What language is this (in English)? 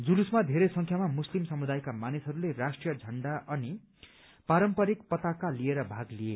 Nepali